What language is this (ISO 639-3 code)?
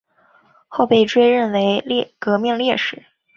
zho